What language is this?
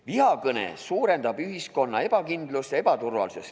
Estonian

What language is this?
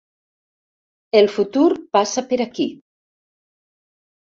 Catalan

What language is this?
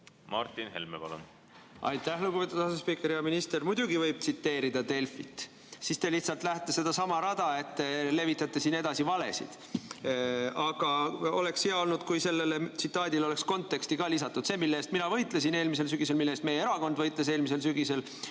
Estonian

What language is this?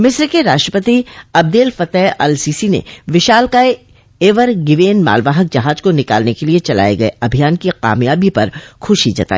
Hindi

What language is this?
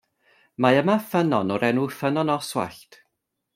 Welsh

